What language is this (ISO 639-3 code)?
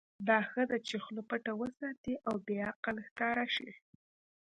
pus